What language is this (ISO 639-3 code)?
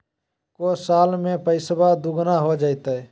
mag